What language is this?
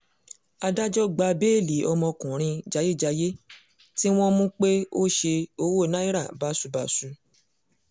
Yoruba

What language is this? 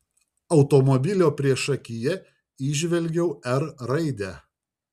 Lithuanian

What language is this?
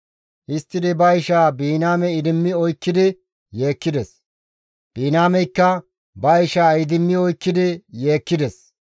Gamo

